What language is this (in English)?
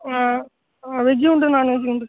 Tamil